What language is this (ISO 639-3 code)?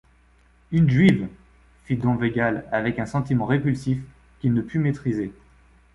fra